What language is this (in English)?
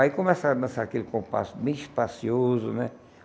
Portuguese